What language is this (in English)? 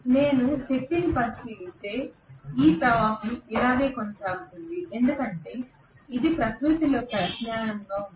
Telugu